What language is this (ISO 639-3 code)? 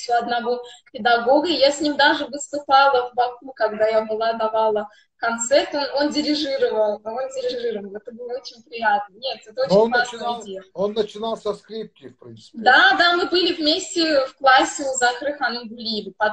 rus